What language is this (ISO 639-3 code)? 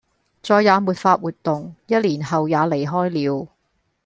yue